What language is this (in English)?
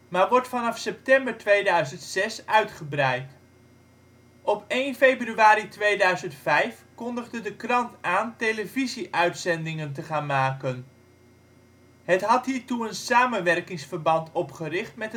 Dutch